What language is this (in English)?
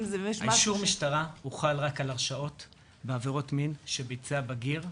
Hebrew